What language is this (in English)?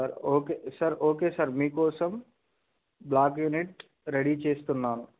Telugu